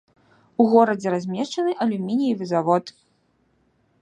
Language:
Belarusian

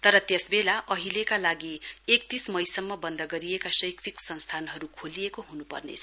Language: Nepali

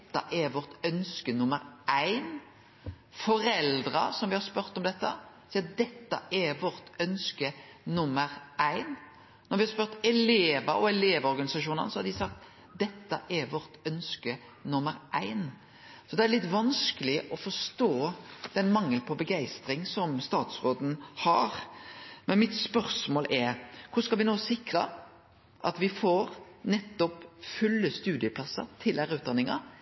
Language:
Norwegian Nynorsk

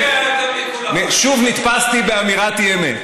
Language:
Hebrew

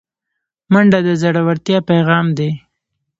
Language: Pashto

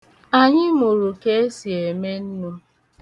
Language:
Igbo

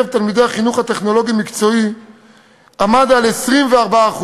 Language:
Hebrew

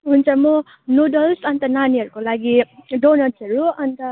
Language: Nepali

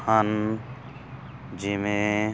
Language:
Punjabi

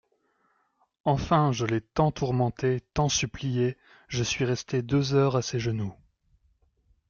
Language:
French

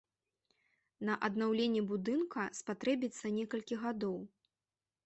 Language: Belarusian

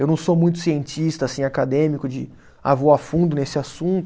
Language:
Portuguese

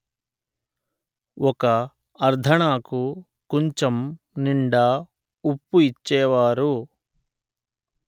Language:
Telugu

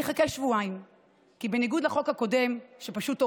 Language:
Hebrew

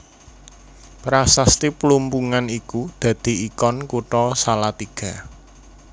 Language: Javanese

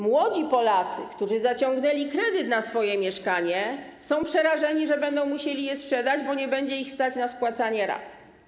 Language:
Polish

